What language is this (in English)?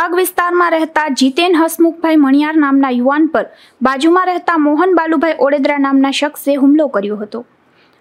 Gujarati